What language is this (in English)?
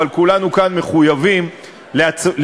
Hebrew